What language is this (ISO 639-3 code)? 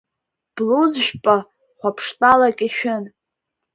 abk